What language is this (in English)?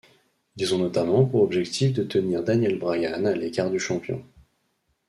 French